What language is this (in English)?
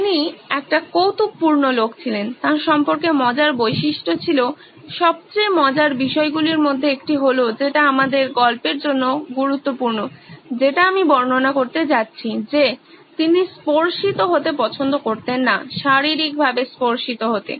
Bangla